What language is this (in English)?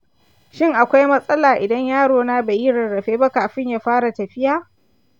Hausa